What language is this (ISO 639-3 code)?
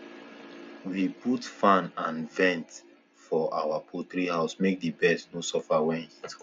pcm